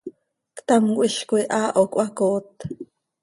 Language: Seri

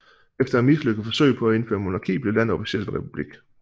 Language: Danish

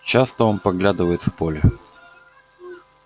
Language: Russian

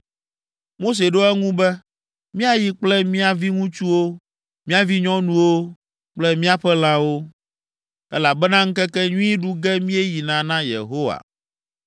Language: Ewe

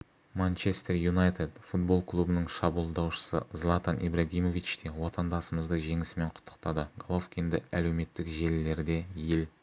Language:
Kazakh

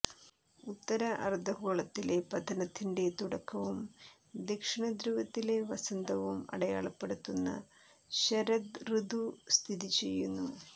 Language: Malayalam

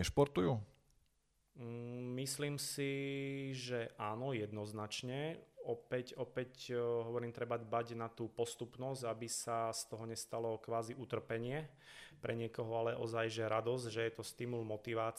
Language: Slovak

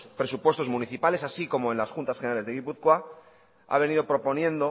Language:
Spanish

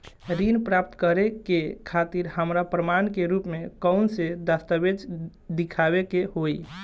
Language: Bhojpuri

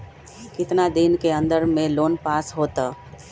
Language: Magahi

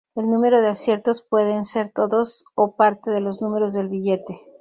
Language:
Spanish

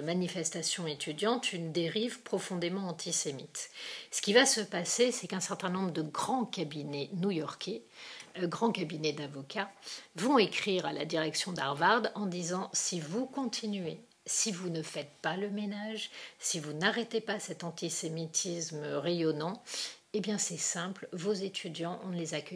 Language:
French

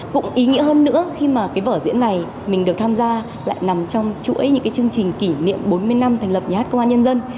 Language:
Vietnamese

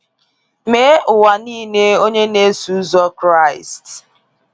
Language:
Igbo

